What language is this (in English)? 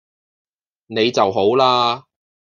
Cantonese